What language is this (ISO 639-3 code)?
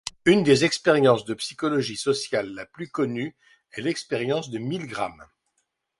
fra